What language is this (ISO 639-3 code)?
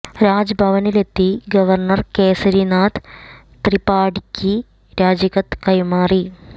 mal